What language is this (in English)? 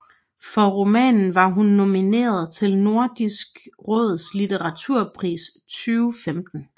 Danish